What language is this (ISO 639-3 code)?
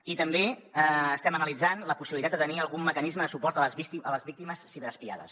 cat